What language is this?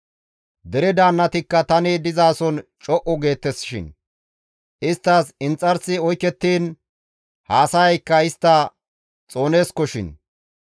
Gamo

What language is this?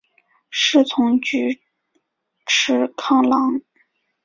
Chinese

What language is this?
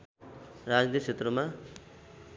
Nepali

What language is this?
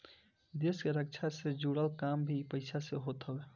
Bhojpuri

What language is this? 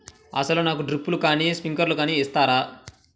Telugu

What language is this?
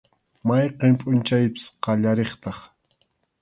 Arequipa-La Unión Quechua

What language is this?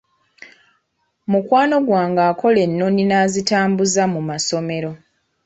Ganda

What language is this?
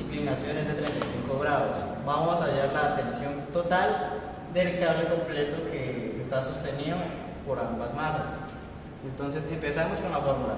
Spanish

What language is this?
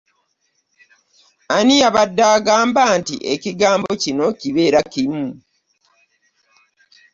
Ganda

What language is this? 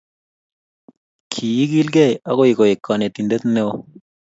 Kalenjin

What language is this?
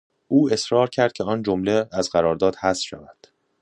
Persian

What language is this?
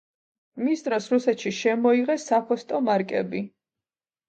Georgian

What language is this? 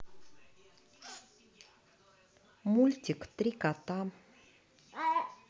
Russian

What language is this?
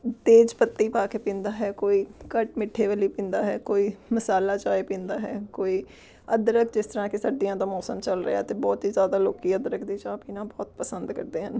Punjabi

